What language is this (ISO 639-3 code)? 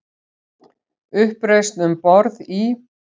isl